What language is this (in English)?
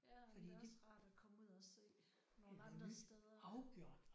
Danish